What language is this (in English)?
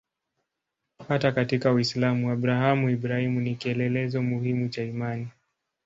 Swahili